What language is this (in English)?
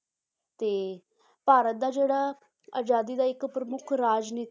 Punjabi